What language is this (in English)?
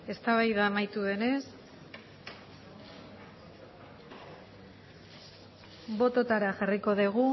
Basque